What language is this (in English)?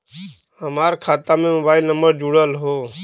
Bhojpuri